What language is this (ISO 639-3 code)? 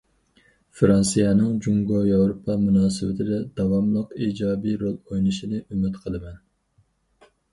uig